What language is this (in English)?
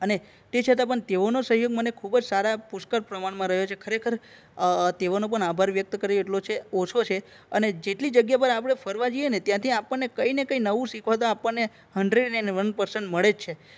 Gujarati